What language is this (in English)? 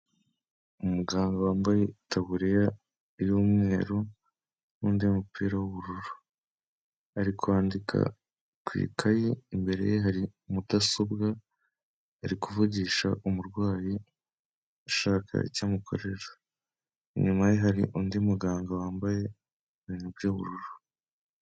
Kinyarwanda